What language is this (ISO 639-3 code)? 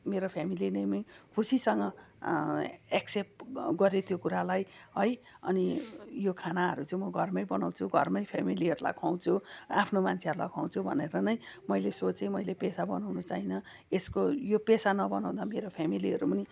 nep